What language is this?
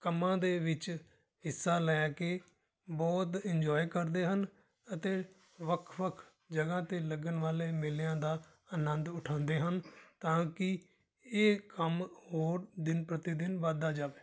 Punjabi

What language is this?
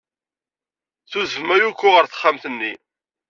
Kabyle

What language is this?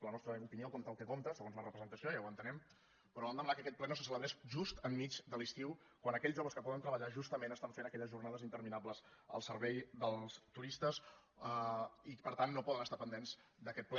Catalan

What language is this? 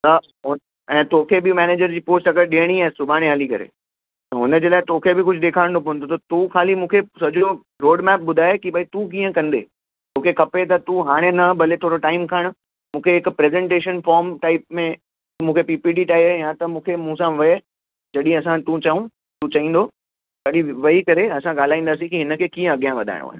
Sindhi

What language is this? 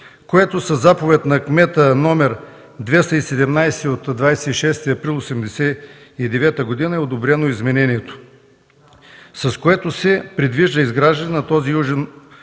Bulgarian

